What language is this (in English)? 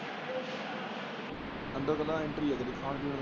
Punjabi